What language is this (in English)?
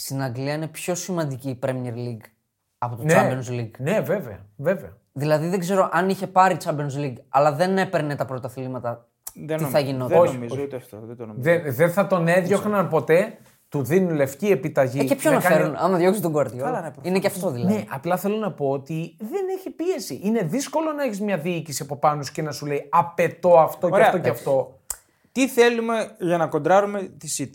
Greek